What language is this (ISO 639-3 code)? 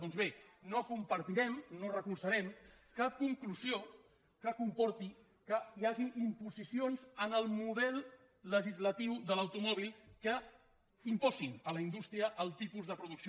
cat